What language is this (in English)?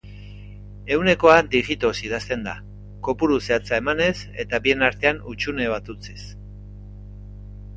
Basque